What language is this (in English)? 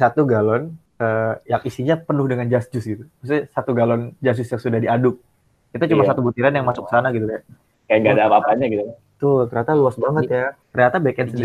Indonesian